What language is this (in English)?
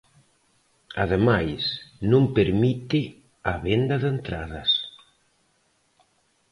Galician